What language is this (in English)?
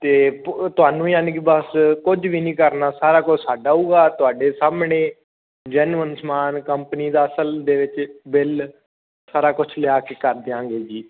Punjabi